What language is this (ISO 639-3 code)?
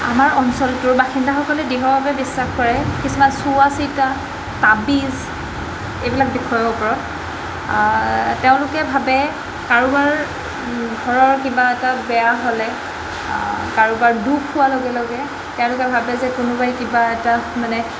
asm